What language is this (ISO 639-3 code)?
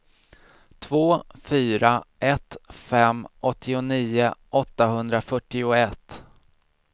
swe